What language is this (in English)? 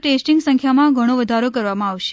Gujarati